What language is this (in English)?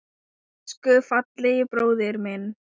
Icelandic